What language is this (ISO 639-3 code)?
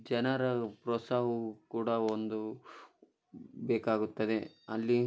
kan